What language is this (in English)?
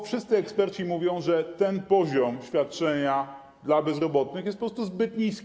Polish